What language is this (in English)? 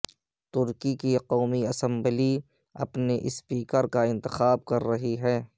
Urdu